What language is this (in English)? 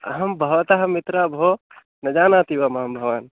Sanskrit